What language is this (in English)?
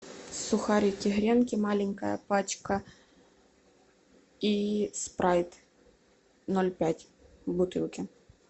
Russian